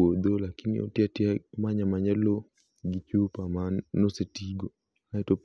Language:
Luo (Kenya and Tanzania)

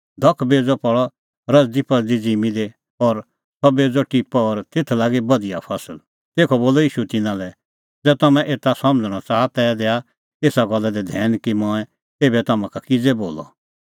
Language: Kullu Pahari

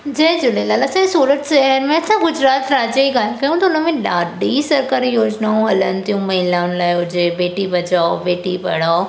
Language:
Sindhi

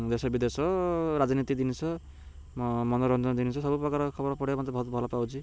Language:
Odia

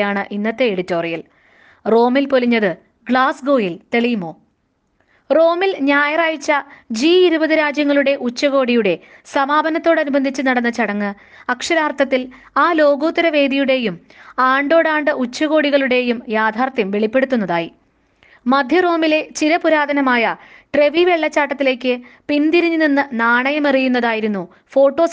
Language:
Malayalam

